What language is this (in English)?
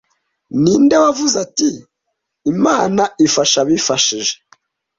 Kinyarwanda